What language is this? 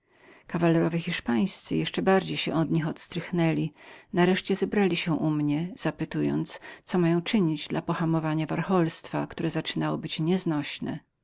Polish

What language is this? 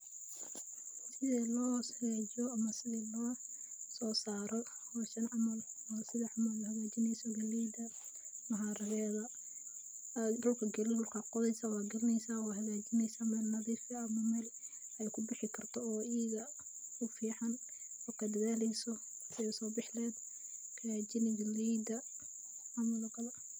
Somali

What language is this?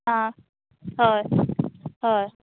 Konkani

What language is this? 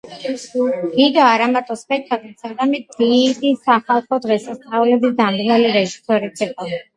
Georgian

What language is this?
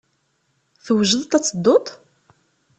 Kabyle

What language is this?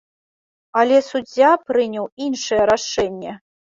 Belarusian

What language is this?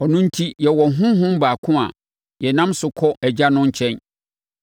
Akan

